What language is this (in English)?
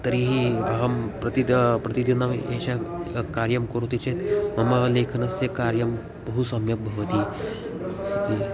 Sanskrit